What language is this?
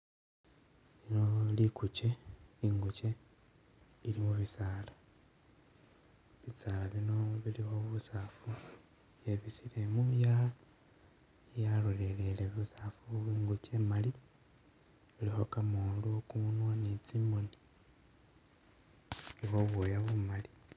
Masaaba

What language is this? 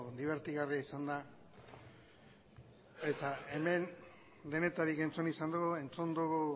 Basque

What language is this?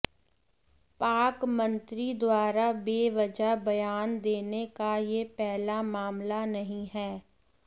Hindi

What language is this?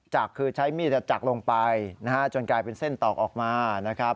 Thai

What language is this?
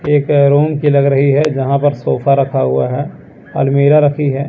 Hindi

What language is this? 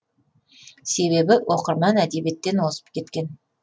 Kazakh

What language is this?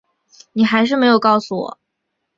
Chinese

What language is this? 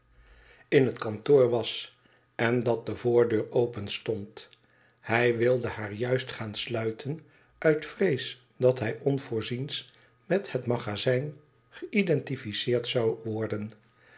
Dutch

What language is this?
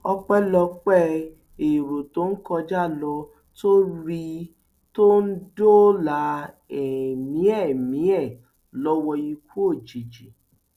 Yoruba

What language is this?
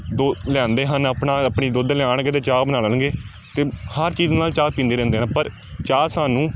Punjabi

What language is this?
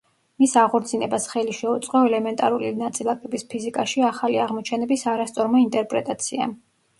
Georgian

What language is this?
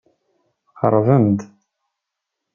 Kabyle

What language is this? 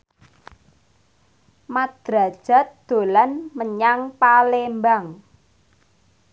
Javanese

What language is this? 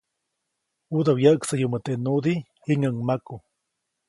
Copainalá Zoque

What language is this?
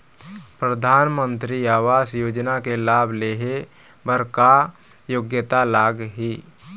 Chhattisgarhi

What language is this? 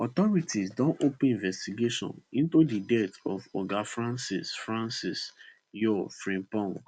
Nigerian Pidgin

